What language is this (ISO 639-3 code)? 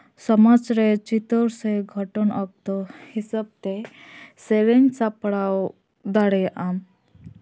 sat